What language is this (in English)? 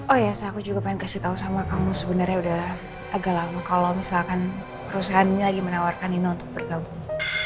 Indonesian